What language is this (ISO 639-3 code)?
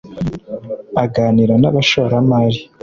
kin